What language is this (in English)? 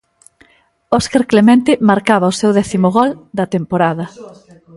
Galician